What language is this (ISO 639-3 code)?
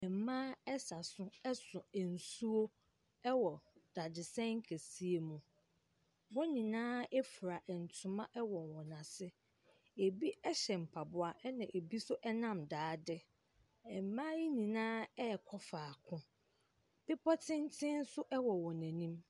aka